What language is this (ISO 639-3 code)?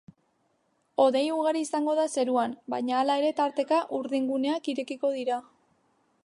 eus